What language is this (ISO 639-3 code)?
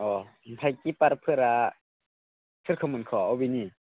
brx